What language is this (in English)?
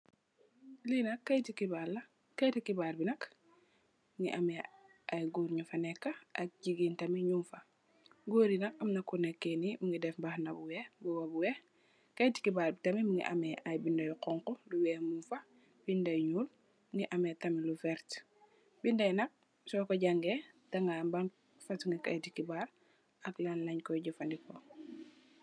Wolof